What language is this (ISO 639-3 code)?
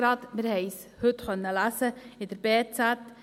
gsw